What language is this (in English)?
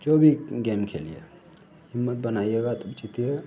Hindi